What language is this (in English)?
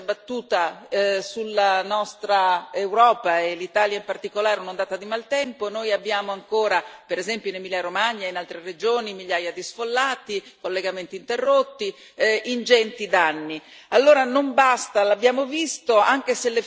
Italian